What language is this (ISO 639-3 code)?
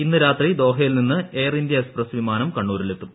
mal